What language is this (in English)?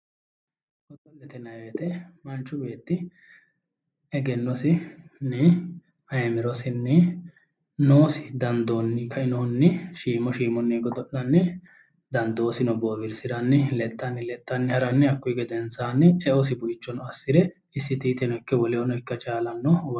Sidamo